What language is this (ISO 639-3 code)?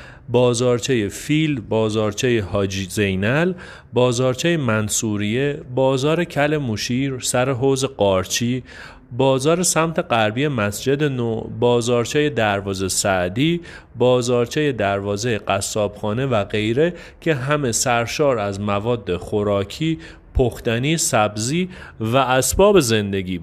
fas